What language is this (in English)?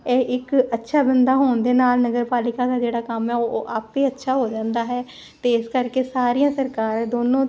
Punjabi